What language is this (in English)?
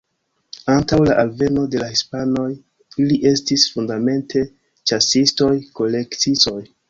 Esperanto